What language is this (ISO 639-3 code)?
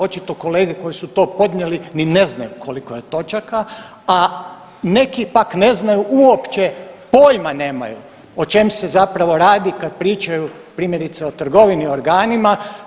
hrv